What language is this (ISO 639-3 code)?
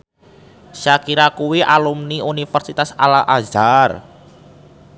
jav